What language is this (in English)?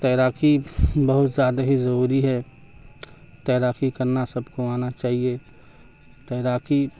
Urdu